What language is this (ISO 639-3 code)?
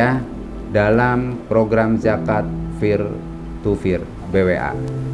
ind